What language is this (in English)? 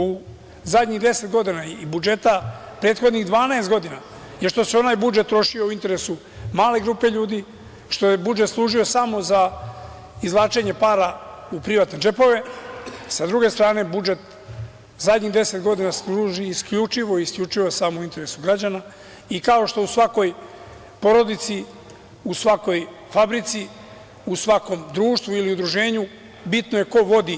Serbian